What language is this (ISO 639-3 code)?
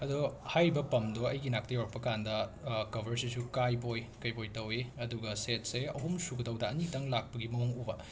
mni